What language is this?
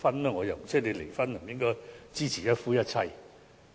Cantonese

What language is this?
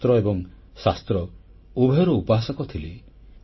Odia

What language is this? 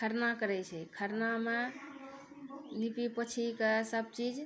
Maithili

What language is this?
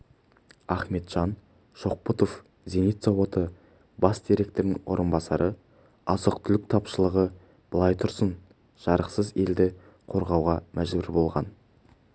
Kazakh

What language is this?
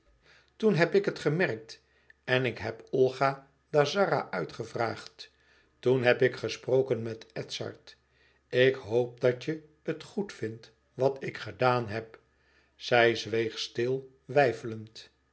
Dutch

